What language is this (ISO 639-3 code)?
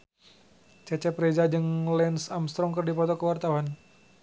sun